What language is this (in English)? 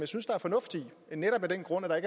Danish